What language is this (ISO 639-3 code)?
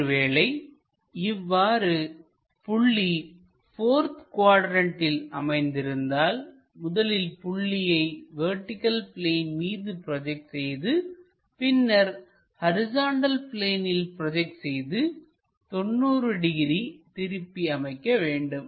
tam